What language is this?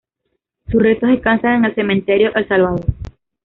Spanish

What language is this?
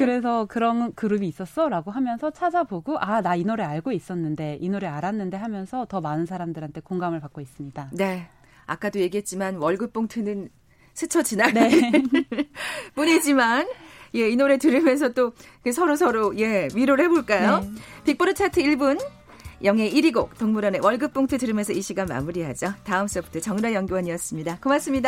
Korean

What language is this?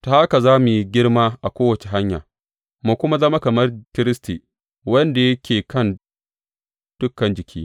Hausa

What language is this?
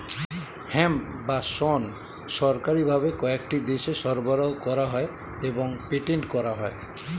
Bangla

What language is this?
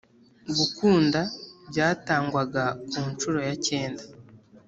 Kinyarwanda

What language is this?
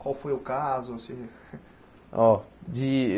Portuguese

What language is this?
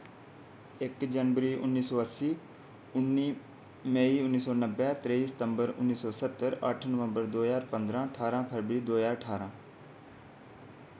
Dogri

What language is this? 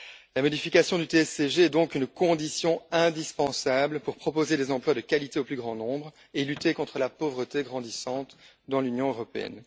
French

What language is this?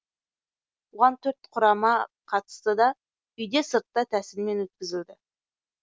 Kazakh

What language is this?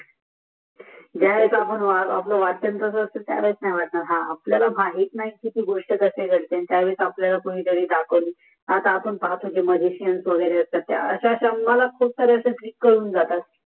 Marathi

